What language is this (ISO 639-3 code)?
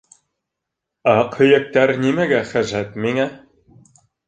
bak